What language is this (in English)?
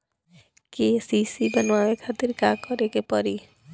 Bhojpuri